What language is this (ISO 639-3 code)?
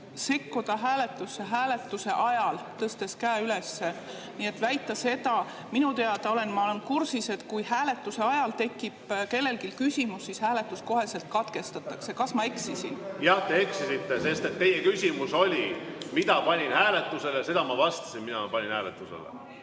est